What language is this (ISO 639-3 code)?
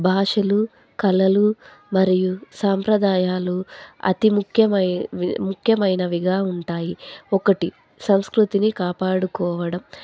tel